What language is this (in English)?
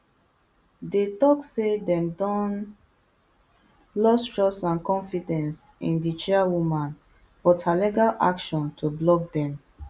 Nigerian Pidgin